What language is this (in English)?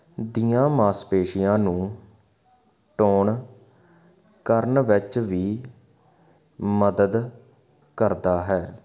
Punjabi